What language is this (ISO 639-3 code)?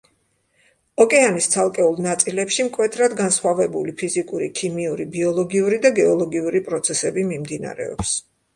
kat